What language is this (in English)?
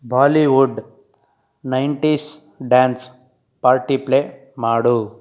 Kannada